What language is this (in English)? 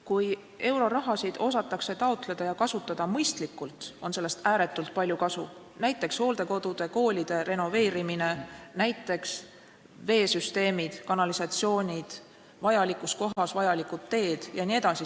Estonian